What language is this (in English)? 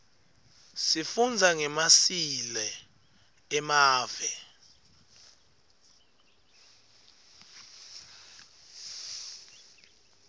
Swati